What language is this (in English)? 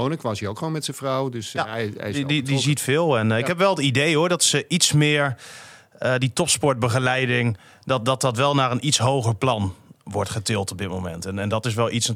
Dutch